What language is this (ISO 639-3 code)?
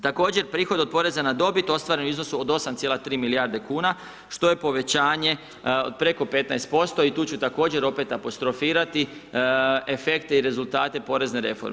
hrv